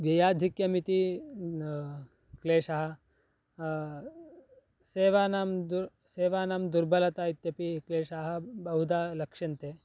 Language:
Sanskrit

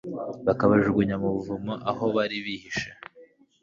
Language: Kinyarwanda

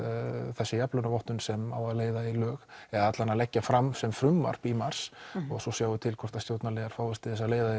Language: Icelandic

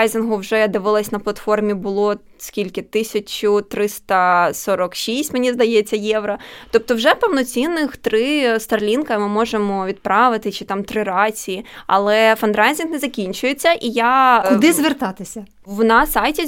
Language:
Ukrainian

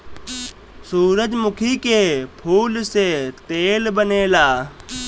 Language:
Bhojpuri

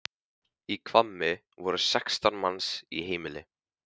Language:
Icelandic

